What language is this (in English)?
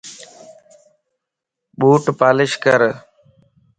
Lasi